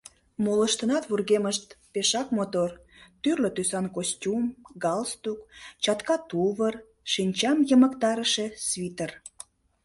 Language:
Mari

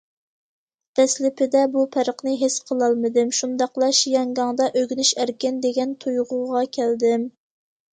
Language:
Uyghur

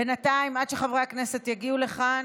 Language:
Hebrew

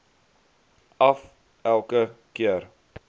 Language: Afrikaans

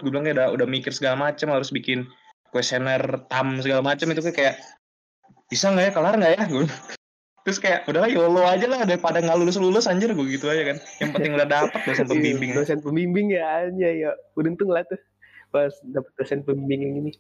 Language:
Indonesian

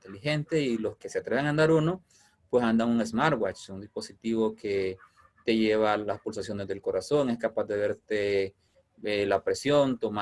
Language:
Spanish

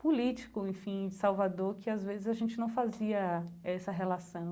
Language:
Portuguese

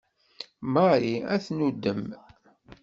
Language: Kabyle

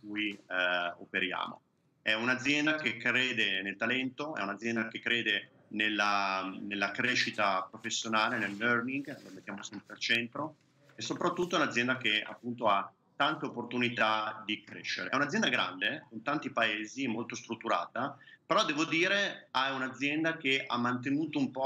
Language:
Italian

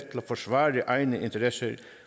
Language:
Danish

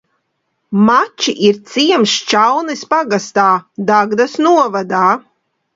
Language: Latvian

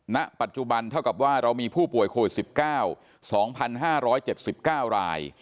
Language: Thai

